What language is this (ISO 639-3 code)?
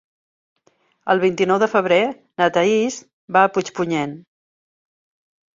cat